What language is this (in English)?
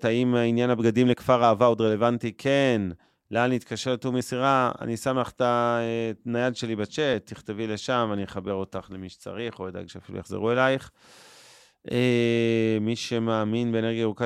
Hebrew